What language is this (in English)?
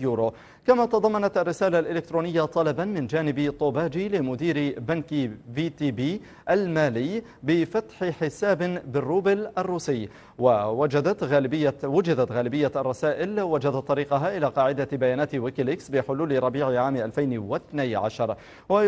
Arabic